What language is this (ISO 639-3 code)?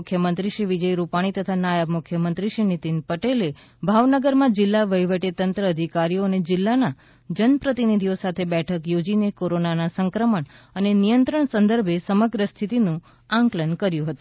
guj